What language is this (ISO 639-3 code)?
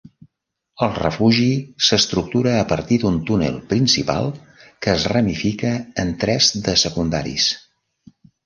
cat